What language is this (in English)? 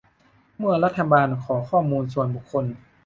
Thai